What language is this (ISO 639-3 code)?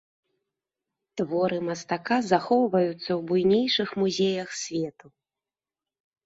bel